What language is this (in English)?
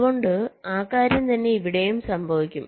Malayalam